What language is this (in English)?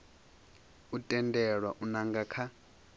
Venda